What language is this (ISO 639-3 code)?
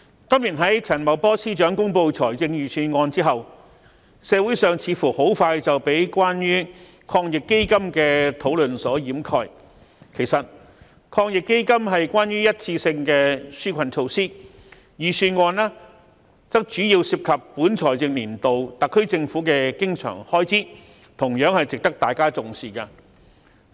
yue